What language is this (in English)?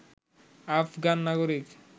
Bangla